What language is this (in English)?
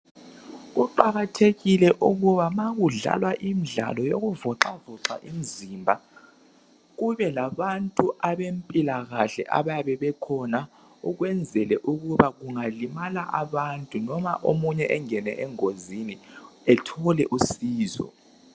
North Ndebele